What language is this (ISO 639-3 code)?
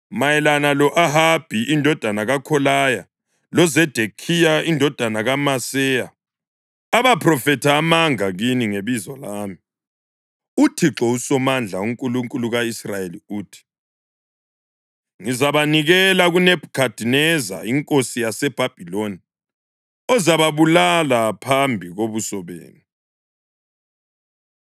nde